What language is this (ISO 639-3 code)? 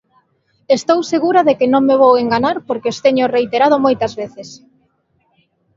glg